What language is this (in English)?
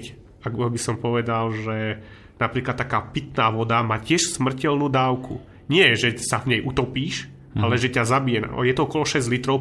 Slovak